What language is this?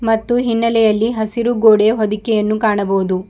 Kannada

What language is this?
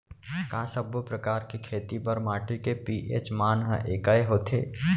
Chhattisgarhi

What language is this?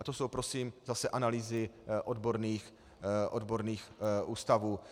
Czech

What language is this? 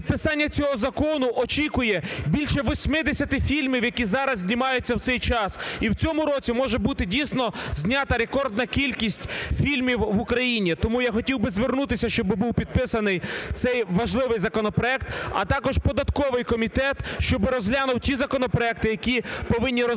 Ukrainian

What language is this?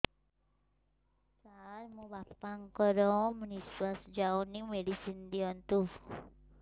Odia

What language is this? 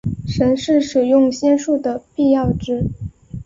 Chinese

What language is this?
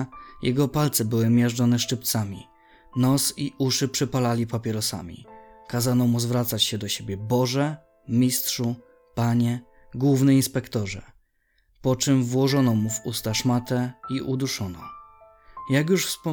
Polish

